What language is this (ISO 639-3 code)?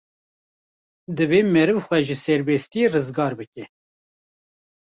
kur